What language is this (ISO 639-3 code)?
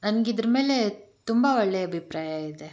kan